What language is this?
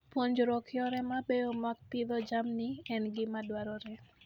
Luo (Kenya and Tanzania)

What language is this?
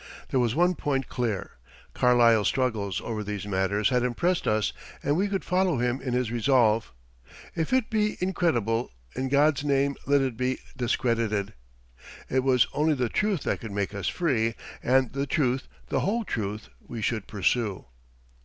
English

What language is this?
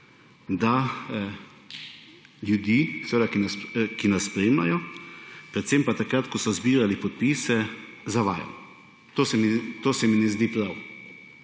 Slovenian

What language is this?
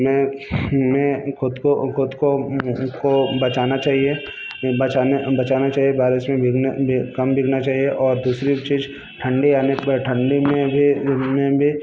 Hindi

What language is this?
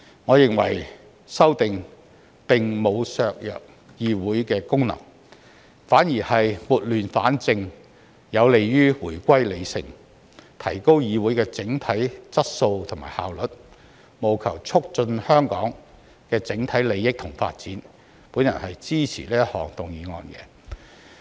Cantonese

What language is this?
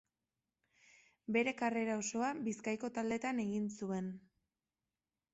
Basque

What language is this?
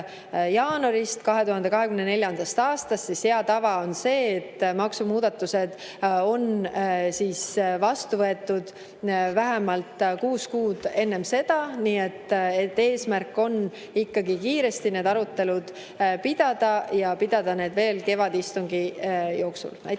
Estonian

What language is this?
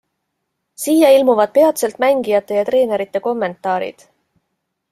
Estonian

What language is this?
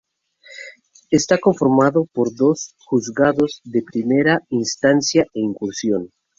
Spanish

